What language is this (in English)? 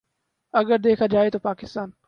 Urdu